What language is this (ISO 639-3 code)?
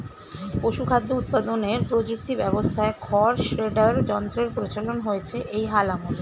ben